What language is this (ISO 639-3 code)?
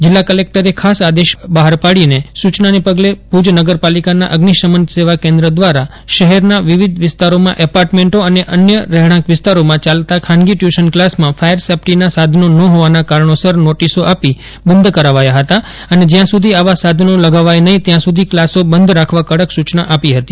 guj